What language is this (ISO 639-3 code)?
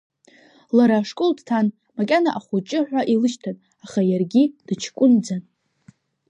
abk